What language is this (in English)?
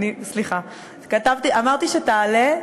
Hebrew